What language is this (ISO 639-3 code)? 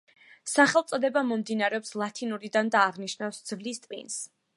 kat